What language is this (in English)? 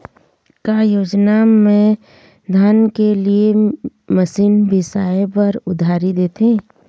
Chhattisgarhi